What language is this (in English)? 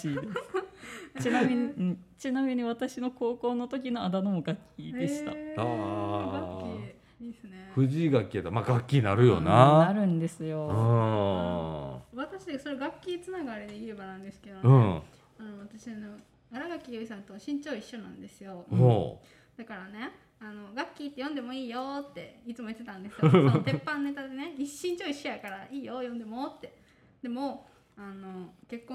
Japanese